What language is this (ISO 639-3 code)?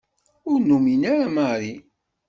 kab